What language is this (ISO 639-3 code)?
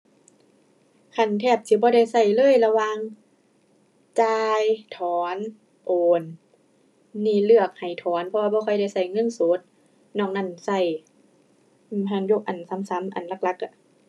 tha